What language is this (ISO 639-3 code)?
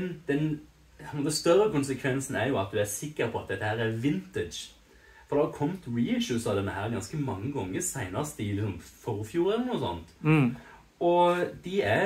nor